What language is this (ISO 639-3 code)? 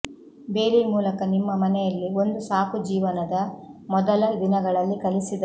kan